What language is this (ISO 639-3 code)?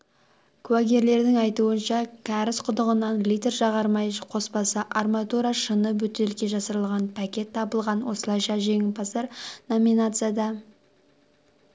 kaz